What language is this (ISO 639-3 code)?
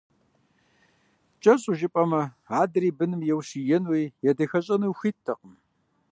kbd